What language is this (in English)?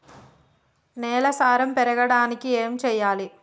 Telugu